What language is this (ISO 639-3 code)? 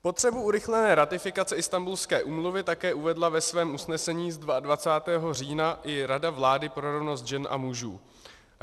ces